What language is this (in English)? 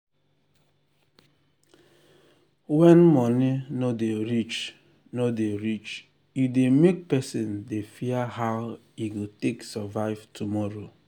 Nigerian Pidgin